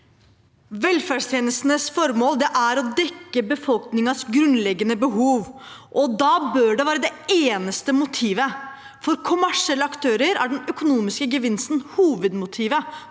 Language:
Norwegian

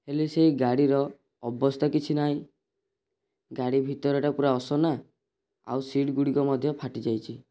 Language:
Odia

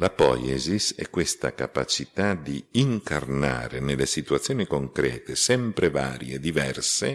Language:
Italian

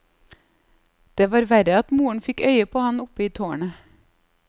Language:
Norwegian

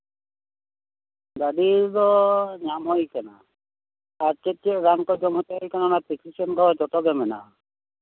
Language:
Santali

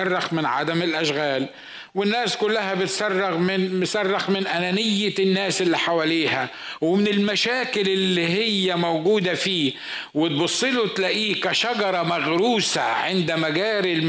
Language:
Arabic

